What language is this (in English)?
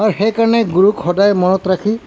Assamese